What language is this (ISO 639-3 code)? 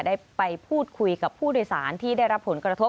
tha